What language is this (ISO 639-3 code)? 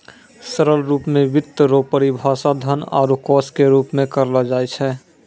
mai